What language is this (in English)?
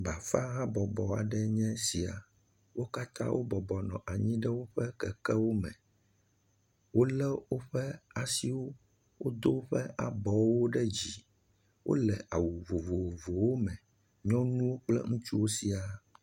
Ewe